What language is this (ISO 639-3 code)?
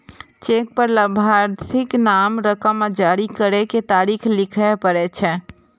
mai